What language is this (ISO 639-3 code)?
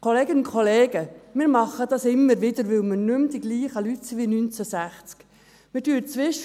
gsw